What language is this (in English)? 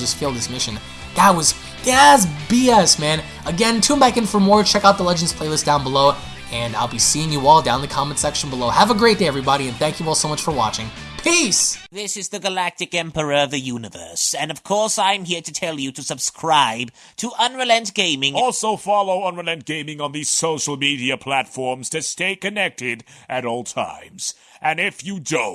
English